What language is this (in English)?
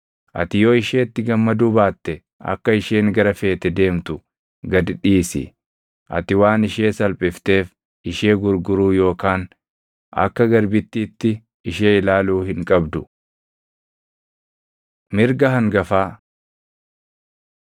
Oromo